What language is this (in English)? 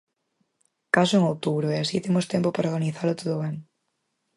Galician